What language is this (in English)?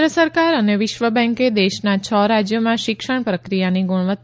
Gujarati